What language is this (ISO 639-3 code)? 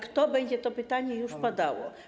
pol